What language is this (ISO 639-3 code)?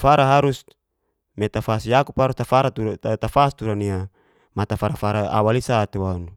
ges